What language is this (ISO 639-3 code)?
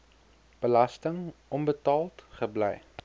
afr